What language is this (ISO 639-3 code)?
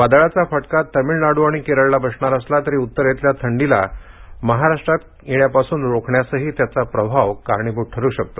mar